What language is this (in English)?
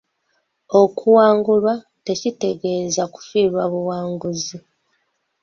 Ganda